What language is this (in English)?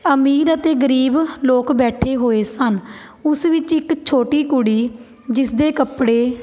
Punjabi